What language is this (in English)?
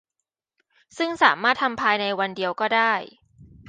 Thai